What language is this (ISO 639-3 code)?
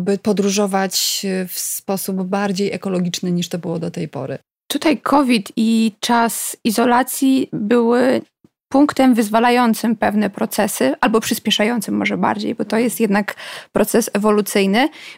pol